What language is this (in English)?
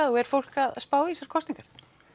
Icelandic